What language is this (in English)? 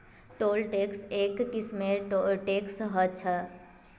Magahi